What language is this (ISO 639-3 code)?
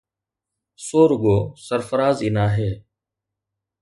snd